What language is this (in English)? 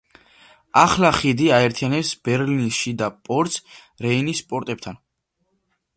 Georgian